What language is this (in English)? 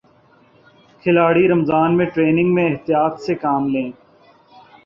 Urdu